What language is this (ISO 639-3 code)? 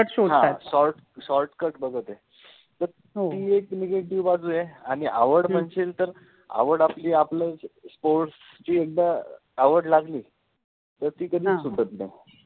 mar